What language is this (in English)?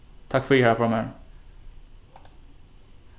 Faroese